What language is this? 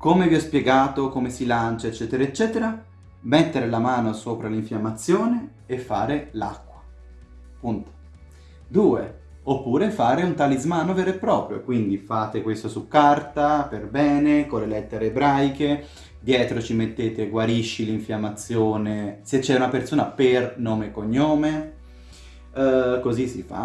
Italian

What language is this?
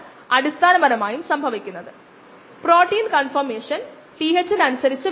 Malayalam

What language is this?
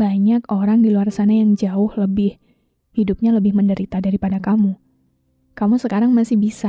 Indonesian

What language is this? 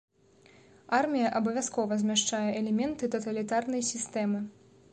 Belarusian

